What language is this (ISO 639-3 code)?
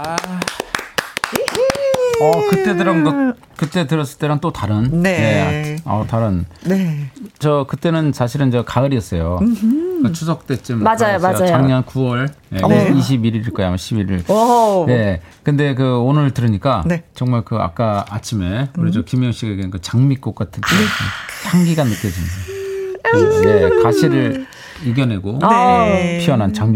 kor